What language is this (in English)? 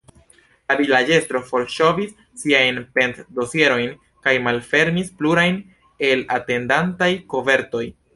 Esperanto